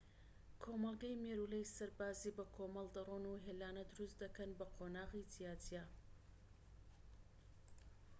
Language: Central Kurdish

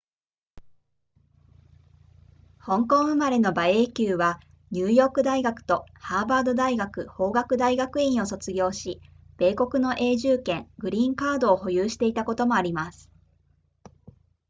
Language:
Japanese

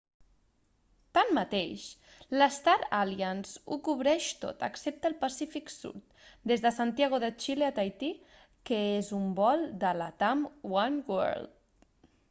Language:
Catalan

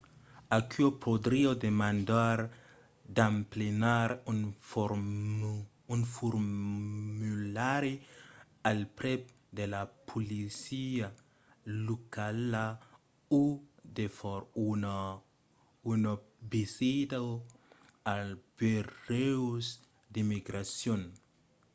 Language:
Occitan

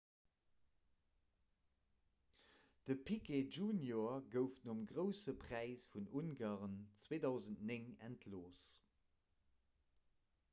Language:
Luxembourgish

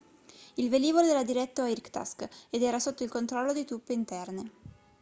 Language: Italian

